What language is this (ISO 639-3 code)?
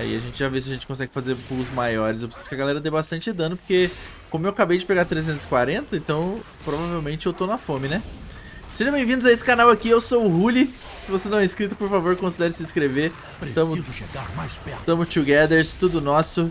por